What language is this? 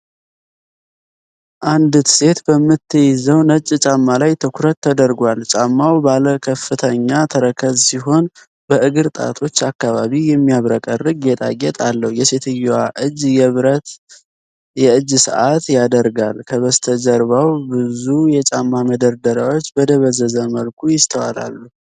Amharic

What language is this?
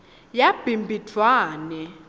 Swati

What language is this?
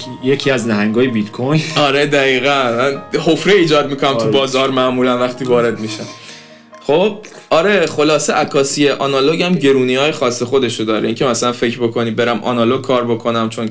Persian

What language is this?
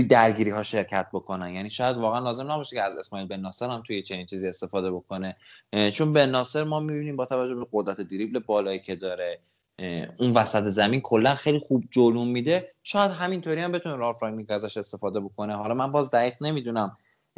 Persian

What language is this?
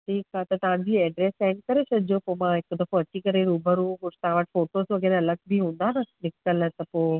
Sindhi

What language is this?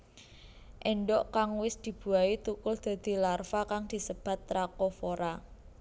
Javanese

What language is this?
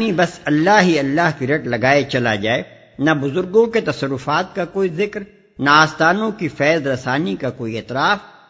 Urdu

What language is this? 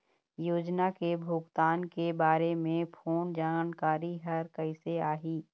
Chhattisgarhi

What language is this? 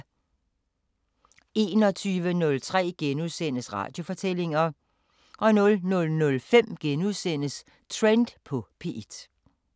Danish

